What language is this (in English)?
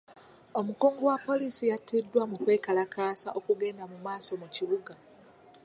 Ganda